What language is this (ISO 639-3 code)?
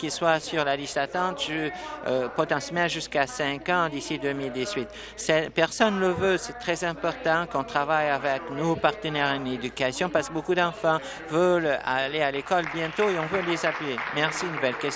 fra